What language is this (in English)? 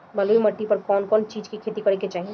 Bhojpuri